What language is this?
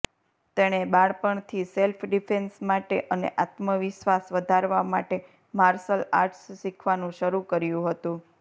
Gujarati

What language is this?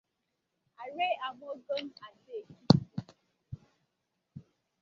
Igbo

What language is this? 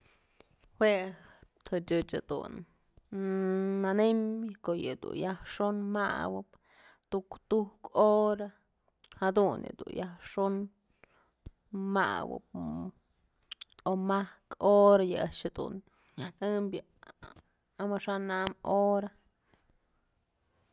Mazatlán Mixe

